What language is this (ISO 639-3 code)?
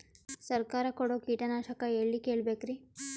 kan